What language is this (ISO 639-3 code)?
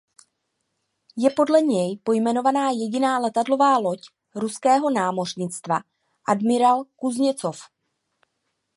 ces